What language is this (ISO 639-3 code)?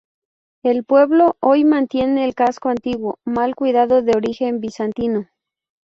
spa